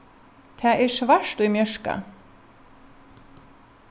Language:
Faroese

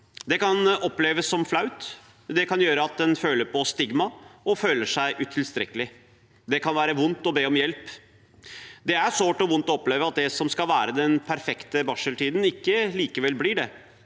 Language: Norwegian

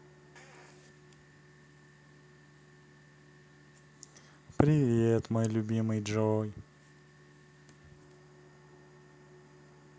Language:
Russian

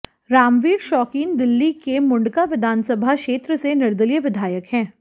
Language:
Hindi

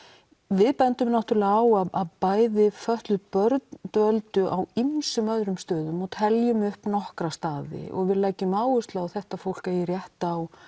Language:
Icelandic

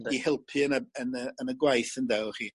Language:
Welsh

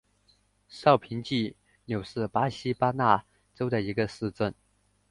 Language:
Chinese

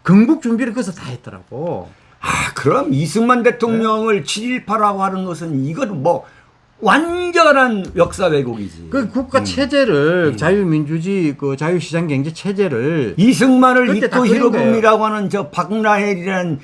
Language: Korean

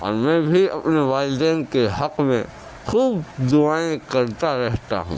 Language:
Urdu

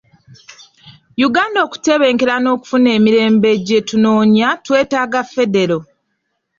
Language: Ganda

